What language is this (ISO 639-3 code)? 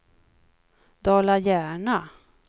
swe